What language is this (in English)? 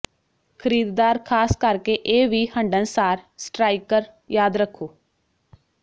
Punjabi